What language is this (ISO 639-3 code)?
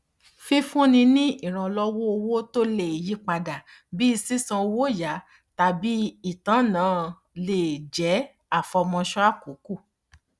yor